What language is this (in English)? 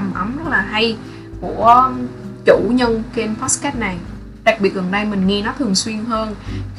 Vietnamese